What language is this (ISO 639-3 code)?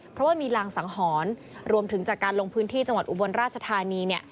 tha